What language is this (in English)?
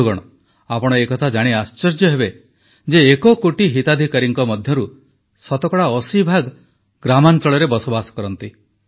Odia